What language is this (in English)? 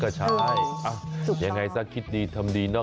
Thai